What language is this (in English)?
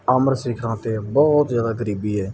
Punjabi